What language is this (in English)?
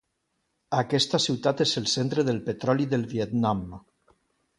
Catalan